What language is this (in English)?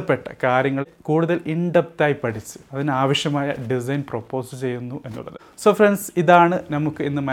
Malayalam